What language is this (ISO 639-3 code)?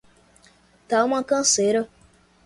por